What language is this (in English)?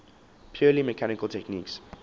English